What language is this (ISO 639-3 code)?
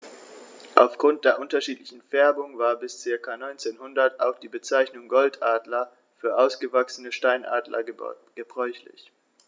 deu